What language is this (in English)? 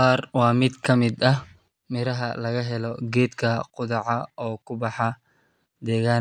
Somali